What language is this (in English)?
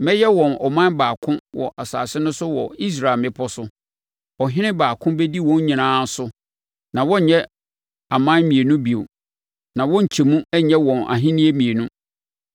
Akan